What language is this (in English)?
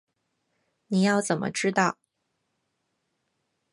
Chinese